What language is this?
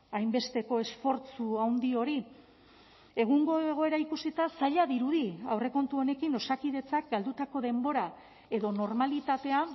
Basque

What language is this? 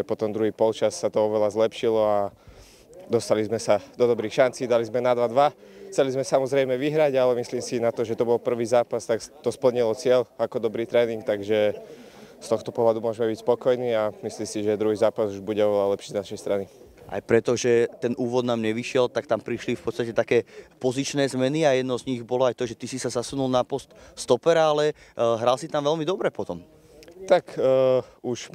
Slovak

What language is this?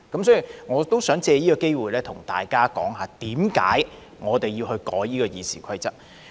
Cantonese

